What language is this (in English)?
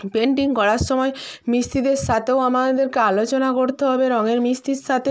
Bangla